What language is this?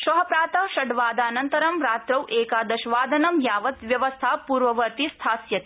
Sanskrit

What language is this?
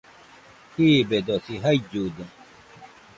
Nüpode Huitoto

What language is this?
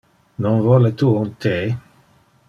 Interlingua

